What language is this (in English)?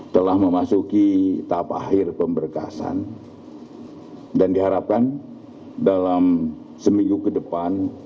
Indonesian